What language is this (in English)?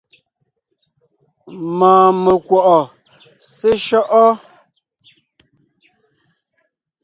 Ngiemboon